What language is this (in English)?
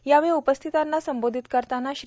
Marathi